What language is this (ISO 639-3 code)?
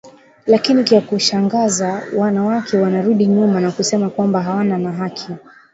swa